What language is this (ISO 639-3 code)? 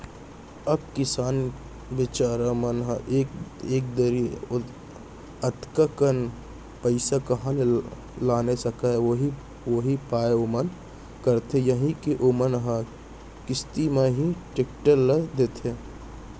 hne